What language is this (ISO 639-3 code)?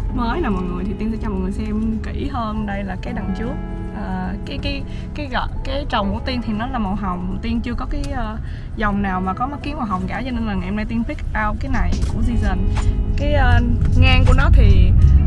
vie